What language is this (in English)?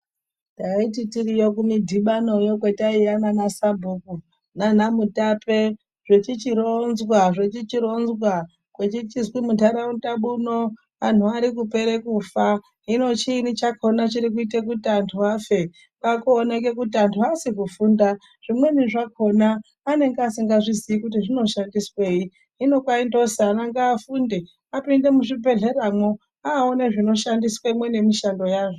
Ndau